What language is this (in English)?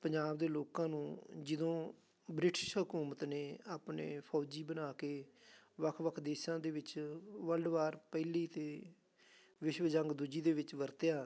Punjabi